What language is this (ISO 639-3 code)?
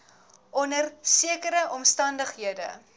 afr